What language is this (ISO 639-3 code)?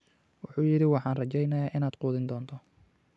som